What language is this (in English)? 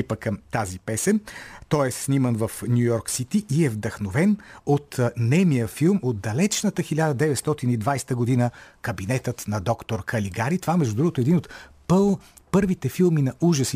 Bulgarian